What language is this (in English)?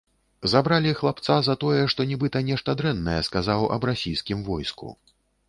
Belarusian